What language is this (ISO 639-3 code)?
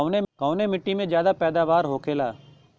bho